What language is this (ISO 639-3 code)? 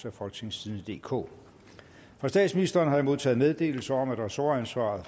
dan